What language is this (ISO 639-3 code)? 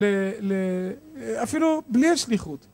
heb